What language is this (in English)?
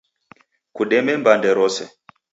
Taita